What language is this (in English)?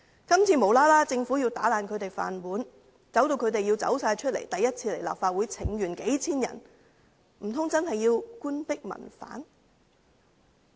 Cantonese